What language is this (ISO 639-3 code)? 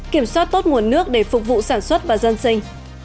vie